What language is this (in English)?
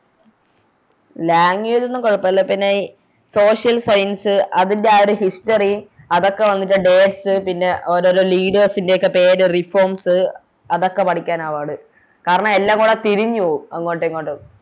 Malayalam